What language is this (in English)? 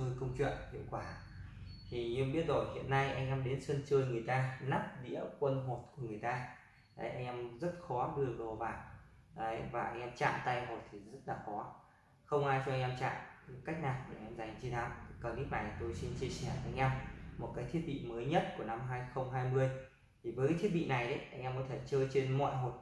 Vietnamese